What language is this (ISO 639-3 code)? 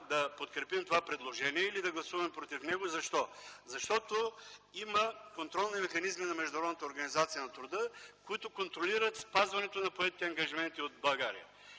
bul